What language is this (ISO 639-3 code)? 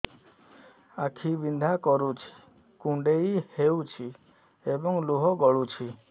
ori